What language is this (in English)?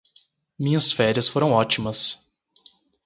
Portuguese